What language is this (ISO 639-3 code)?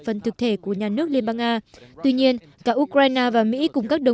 vie